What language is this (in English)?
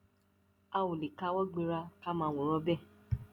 Yoruba